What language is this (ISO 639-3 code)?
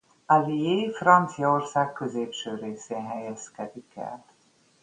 hun